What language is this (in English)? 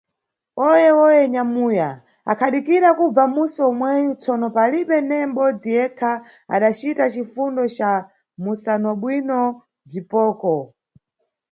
Nyungwe